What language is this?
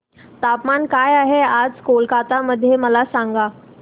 Marathi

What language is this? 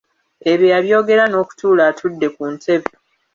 Ganda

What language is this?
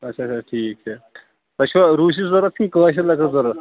Kashmiri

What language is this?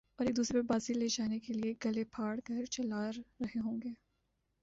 Urdu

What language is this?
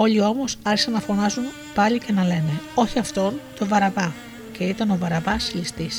Greek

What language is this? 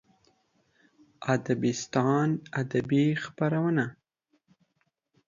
Pashto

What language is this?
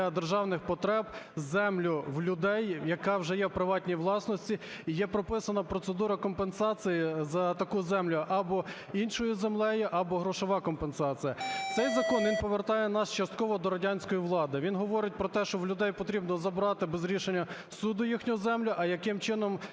Ukrainian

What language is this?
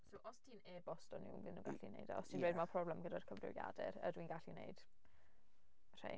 Welsh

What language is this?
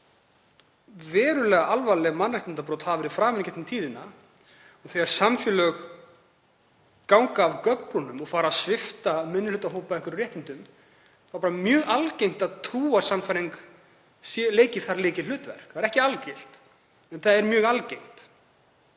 Icelandic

